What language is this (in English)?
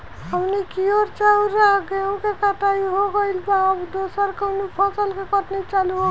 Bhojpuri